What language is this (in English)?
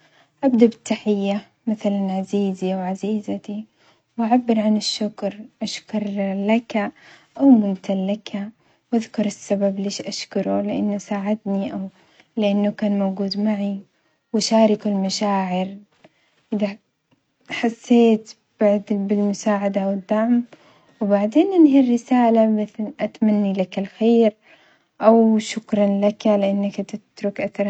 Omani Arabic